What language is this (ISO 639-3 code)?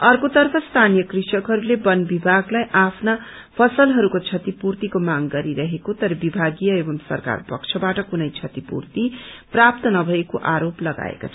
nep